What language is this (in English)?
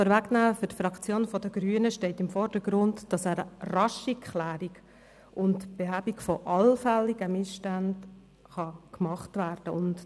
Swiss German